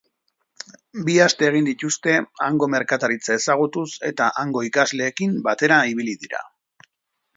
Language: Basque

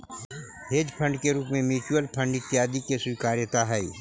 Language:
Magahi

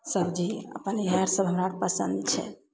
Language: Maithili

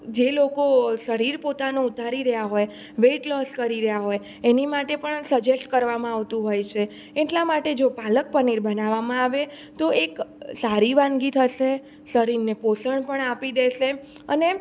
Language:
Gujarati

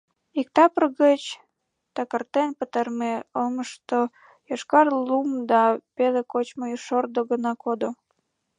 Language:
Mari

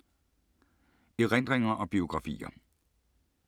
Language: Danish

